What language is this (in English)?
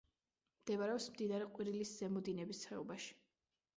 Georgian